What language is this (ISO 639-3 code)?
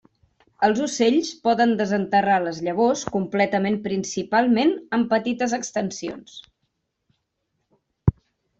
cat